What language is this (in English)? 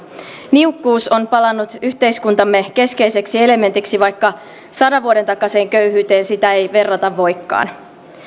Finnish